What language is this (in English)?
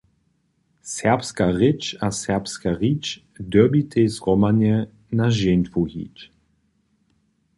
Upper Sorbian